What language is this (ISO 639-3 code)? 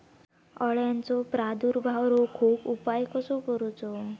mar